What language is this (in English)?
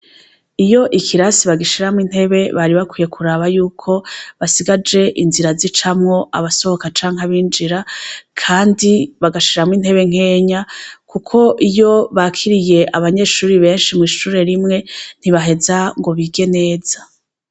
Rundi